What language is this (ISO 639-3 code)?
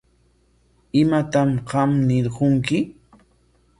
qwa